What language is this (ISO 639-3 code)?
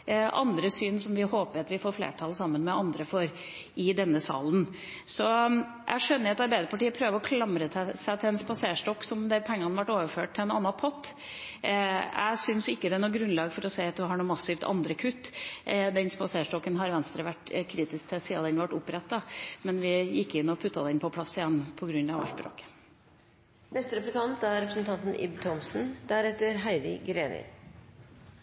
nob